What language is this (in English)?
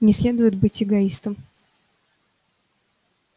Russian